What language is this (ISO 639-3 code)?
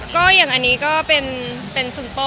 tha